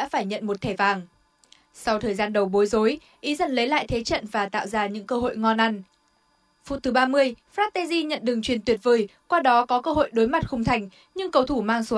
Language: Vietnamese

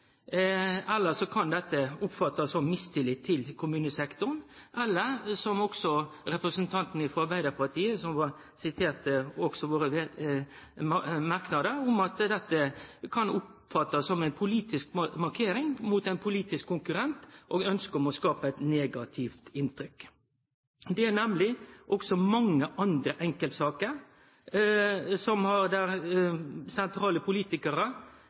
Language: Norwegian Nynorsk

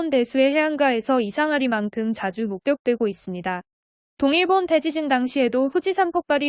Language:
Korean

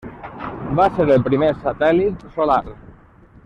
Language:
Catalan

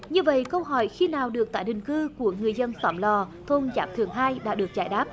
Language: Vietnamese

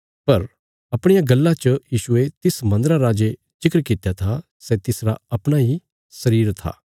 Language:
Bilaspuri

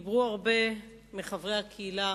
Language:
Hebrew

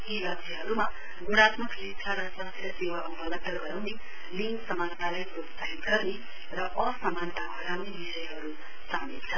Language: Nepali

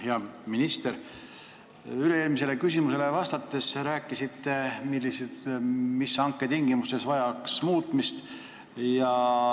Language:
Estonian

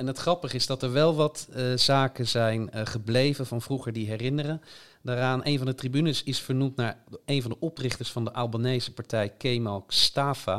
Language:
Dutch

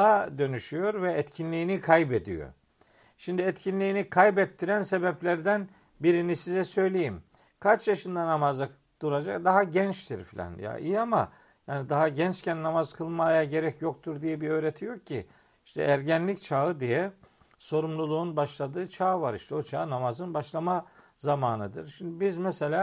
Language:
Turkish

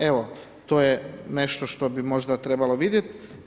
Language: Croatian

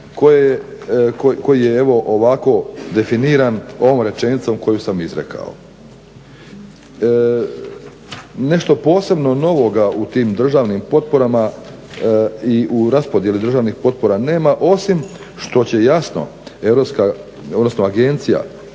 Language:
Croatian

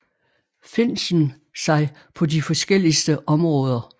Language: Danish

